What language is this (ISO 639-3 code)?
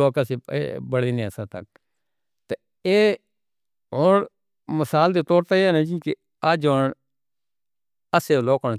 hno